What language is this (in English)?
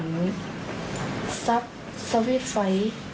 Thai